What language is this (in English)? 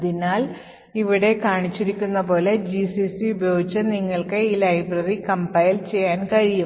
Malayalam